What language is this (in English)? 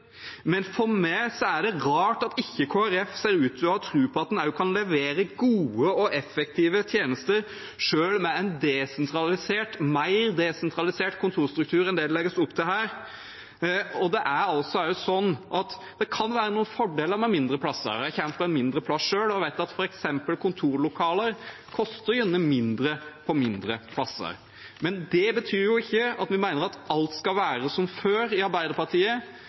Norwegian Nynorsk